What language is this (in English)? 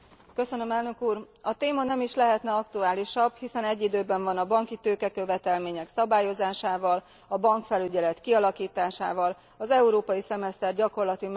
Hungarian